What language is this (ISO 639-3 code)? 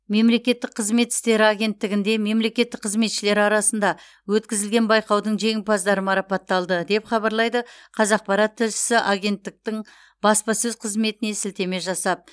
kaz